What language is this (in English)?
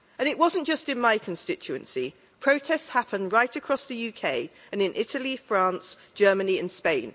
English